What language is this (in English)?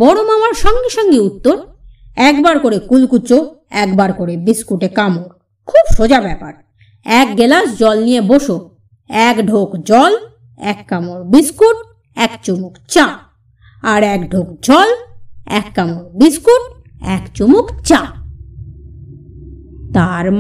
Bangla